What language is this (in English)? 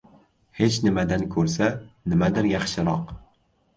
Uzbek